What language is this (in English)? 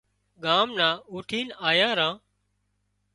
Wadiyara Koli